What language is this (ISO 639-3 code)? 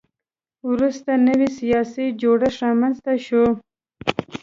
pus